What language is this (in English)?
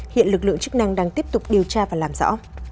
Vietnamese